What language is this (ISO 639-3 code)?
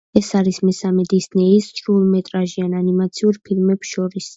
kat